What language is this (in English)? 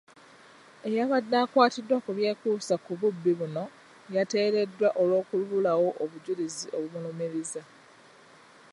Ganda